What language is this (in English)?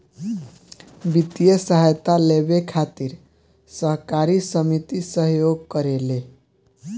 Bhojpuri